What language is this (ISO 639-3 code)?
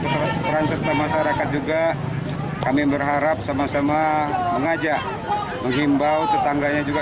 ind